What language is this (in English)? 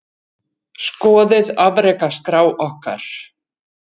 Icelandic